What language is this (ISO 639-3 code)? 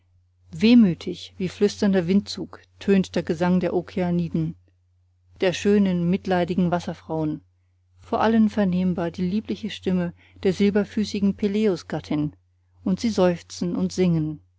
deu